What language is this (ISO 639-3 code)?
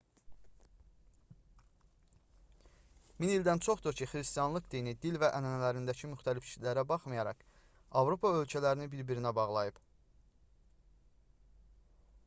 aze